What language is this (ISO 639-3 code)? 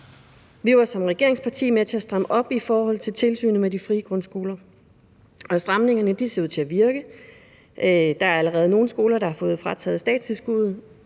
dan